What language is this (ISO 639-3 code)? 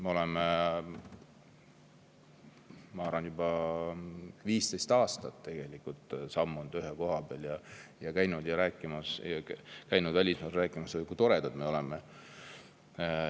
est